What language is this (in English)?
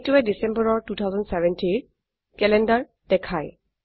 Assamese